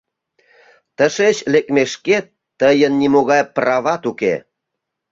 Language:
Mari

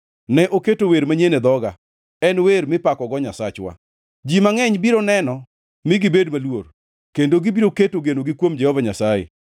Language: Luo (Kenya and Tanzania)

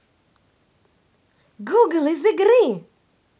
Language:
Russian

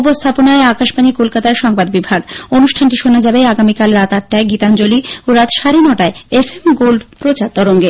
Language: Bangla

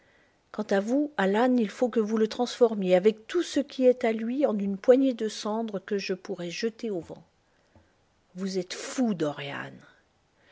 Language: French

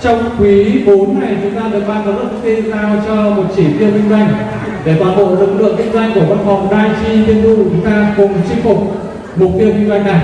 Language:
Vietnamese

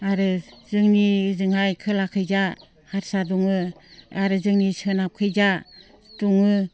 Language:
Bodo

